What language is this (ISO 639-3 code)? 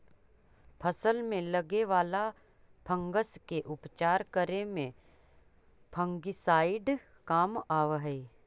mag